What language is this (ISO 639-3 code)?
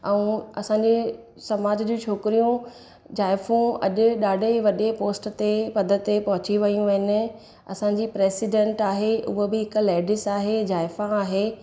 snd